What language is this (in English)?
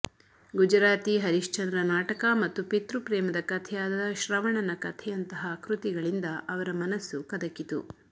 Kannada